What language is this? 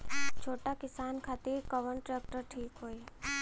Bhojpuri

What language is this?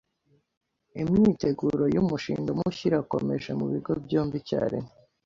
Kinyarwanda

